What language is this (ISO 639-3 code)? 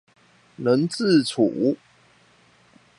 zho